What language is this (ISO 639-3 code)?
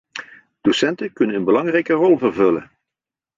nld